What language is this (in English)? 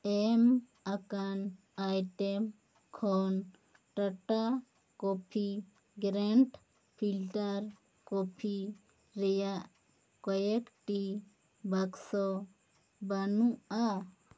Santali